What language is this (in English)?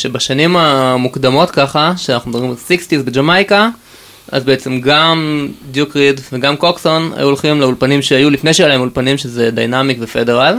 Hebrew